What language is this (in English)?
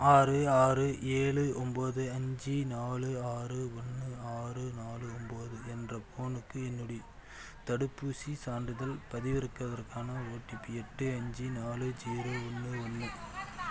Tamil